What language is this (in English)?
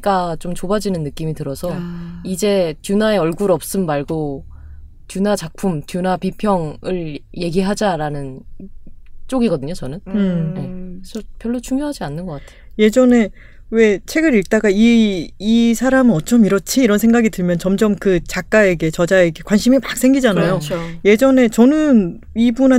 Korean